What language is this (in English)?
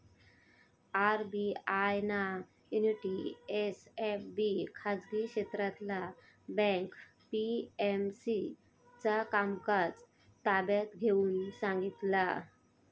Marathi